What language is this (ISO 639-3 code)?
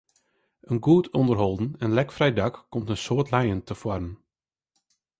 fry